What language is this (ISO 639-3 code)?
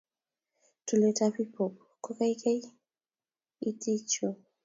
kln